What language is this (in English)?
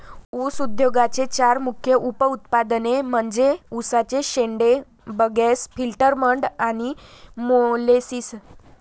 Marathi